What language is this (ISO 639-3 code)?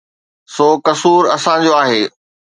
snd